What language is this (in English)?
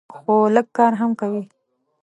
Pashto